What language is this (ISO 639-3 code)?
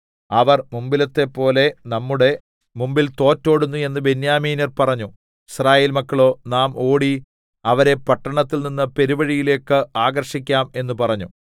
mal